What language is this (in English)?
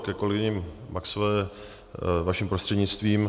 Czech